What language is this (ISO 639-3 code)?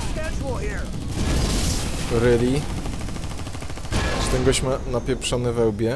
pol